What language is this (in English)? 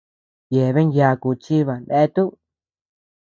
Tepeuxila Cuicatec